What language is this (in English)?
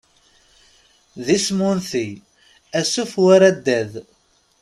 Kabyle